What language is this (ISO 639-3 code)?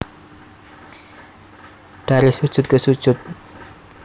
jav